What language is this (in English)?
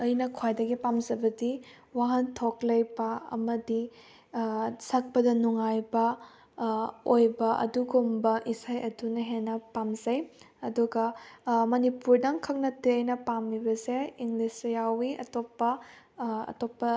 Manipuri